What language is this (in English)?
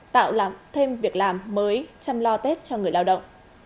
Vietnamese